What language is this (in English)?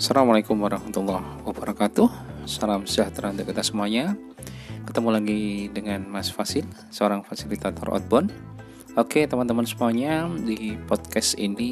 Indonesian